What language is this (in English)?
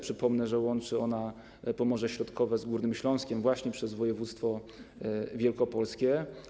Polish